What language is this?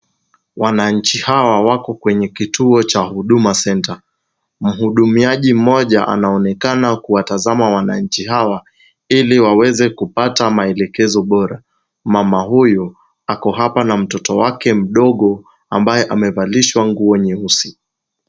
Swahili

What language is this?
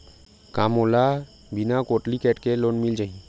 Chhattisgarhi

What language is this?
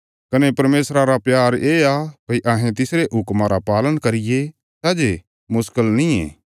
Bilaspuri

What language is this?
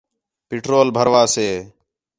Khetrani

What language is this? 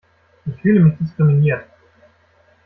German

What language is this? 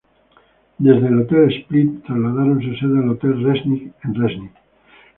Spanish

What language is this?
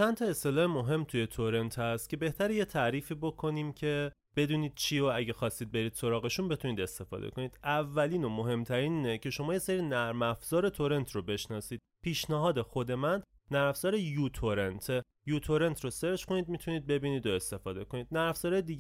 Persian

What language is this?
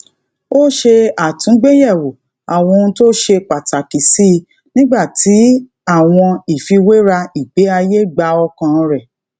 Yoruba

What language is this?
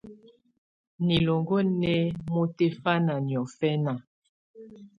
Tunen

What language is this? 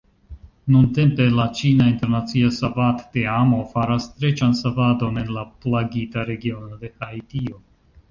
Esperanto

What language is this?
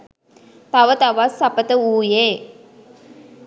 Sinhala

